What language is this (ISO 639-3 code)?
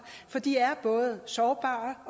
dan